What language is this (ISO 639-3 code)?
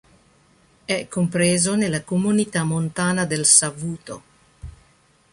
ita